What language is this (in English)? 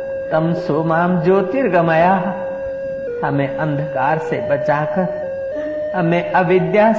Hindi